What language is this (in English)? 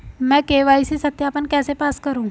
Hindi